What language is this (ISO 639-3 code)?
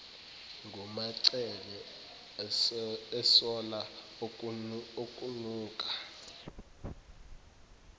zul